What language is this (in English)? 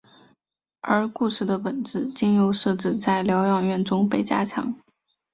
Chinese